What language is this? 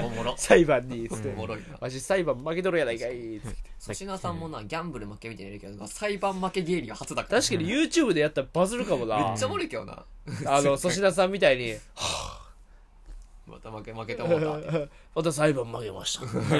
Japanese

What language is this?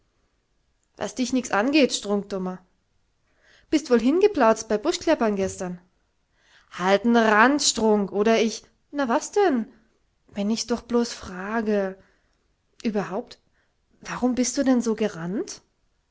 German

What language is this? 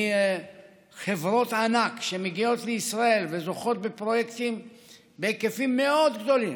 Hebrew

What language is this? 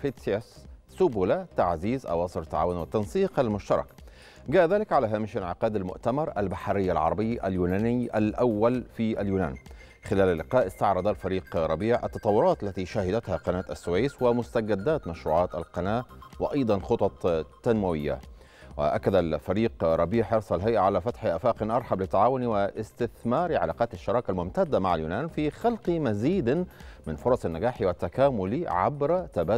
Arabic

